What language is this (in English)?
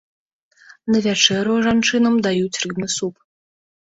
Belarusian